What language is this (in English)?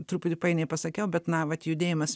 Lithuanian